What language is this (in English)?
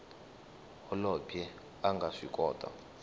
Tsonga